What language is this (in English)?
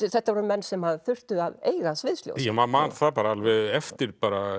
Icelandic